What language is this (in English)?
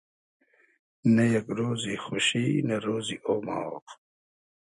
Hazaragi